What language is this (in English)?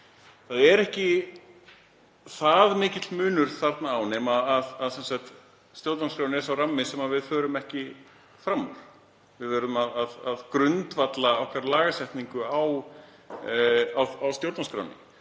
Icelandic